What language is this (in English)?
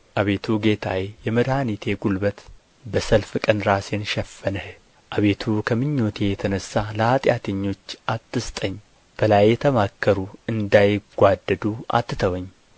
Amharic